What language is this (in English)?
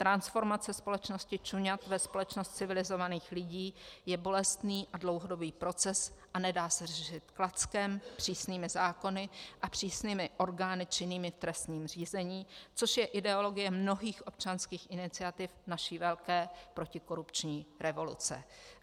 Czech